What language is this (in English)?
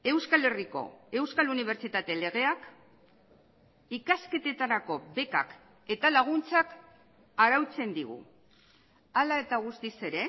Basque